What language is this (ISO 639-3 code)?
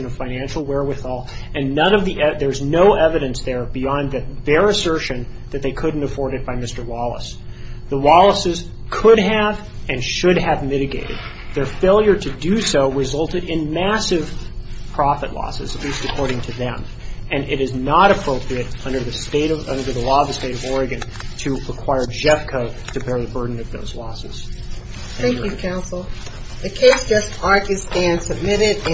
eng